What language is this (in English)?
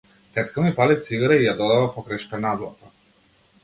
Macedonian